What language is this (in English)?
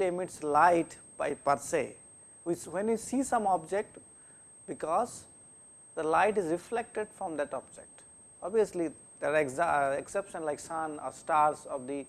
English